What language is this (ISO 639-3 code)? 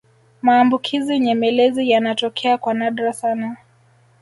swa